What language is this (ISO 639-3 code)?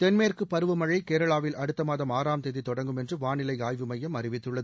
tam